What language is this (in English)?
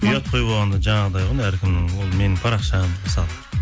Kazakh